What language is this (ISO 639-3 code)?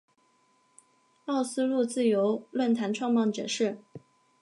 zho